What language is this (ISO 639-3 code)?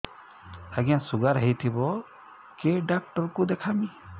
ori